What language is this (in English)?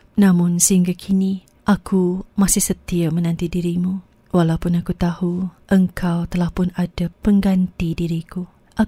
Malay